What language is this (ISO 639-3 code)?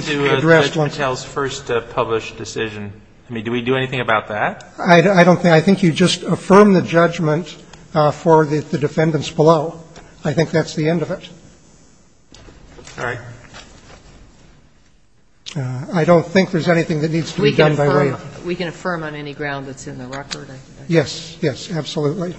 eng